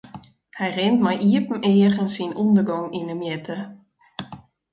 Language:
Western Frisian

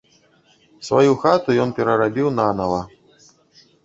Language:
Belarusian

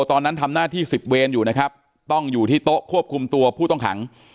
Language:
Thai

